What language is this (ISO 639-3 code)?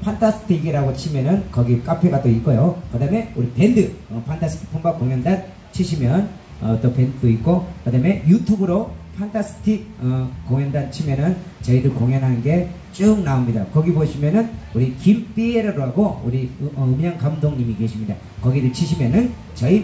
kor